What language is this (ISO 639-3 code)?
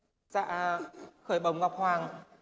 vie